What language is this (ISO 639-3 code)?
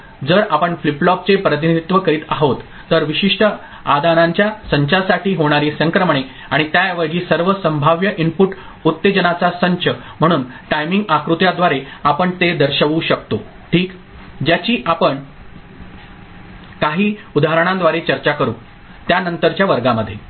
mar